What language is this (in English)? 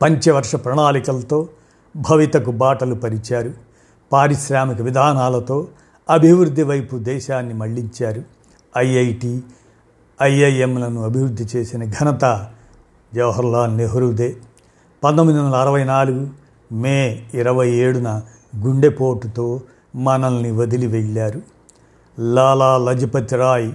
Telugu